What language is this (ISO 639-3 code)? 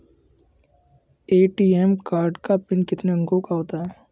hin